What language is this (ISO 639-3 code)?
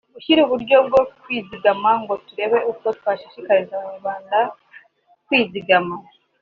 kin